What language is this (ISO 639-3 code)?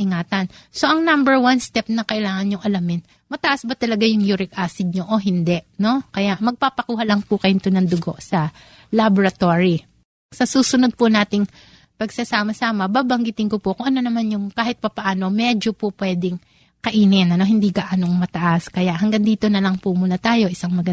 fil